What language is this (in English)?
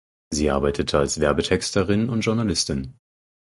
German